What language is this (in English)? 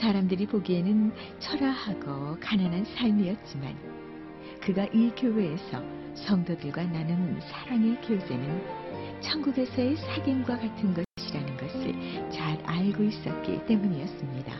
Korean